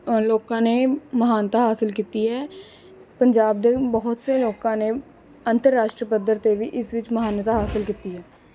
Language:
Punjabi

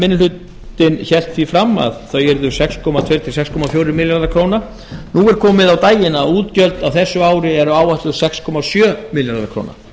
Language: Icelandic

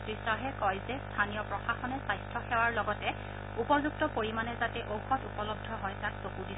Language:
Assamese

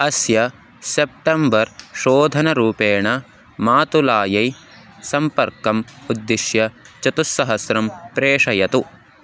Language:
Sanskrit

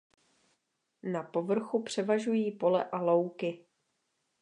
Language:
Czech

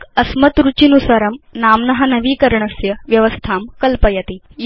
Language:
Sanskrit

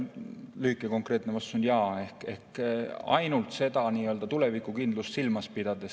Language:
Estonian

